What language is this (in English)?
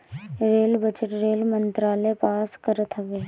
Bhojpuri